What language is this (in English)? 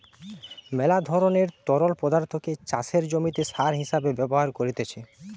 Bangla